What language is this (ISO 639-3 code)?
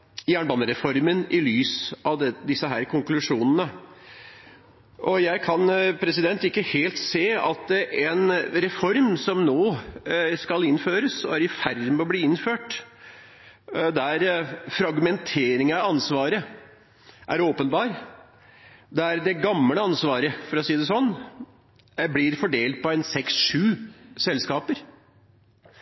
nob